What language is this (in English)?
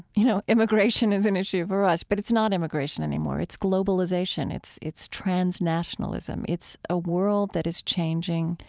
English